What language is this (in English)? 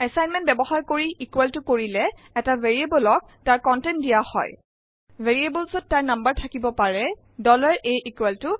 Assamese